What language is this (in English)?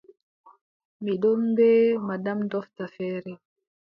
Adamawa Fulfulde